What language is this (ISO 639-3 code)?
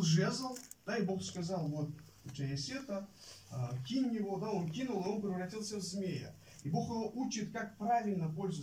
rus